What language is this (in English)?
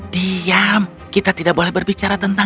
Indonesian